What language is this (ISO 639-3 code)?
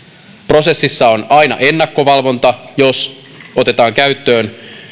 fin